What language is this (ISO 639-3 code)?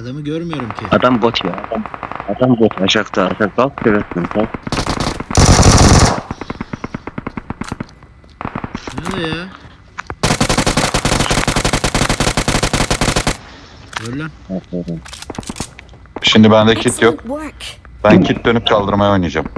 tur